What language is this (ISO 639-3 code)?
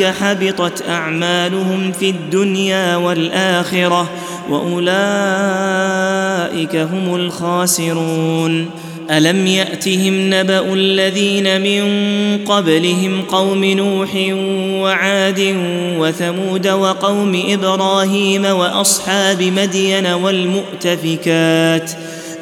ara